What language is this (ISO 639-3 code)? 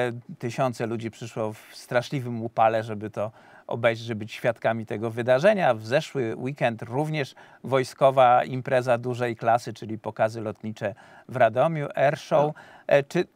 pol